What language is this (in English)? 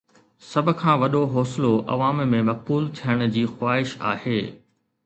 Sindhi